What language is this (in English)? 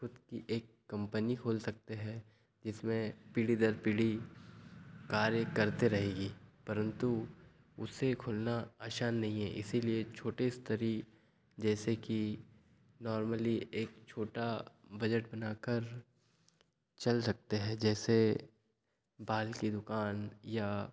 Hindi